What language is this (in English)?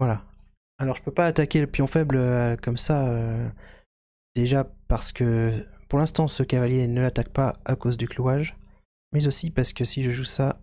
French